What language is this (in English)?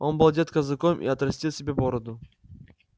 Russian